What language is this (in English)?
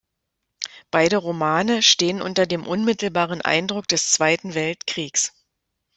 German